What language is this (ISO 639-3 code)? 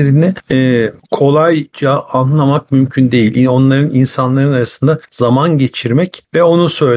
tur